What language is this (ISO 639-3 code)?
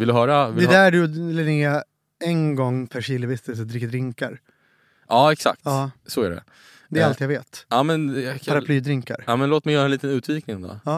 swe